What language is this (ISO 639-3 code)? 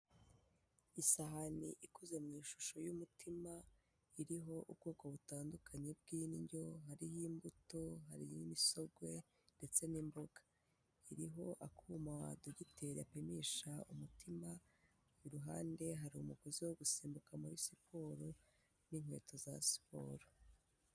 kin